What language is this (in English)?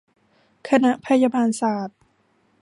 Thai